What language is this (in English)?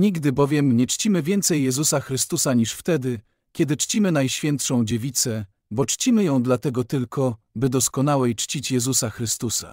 Polish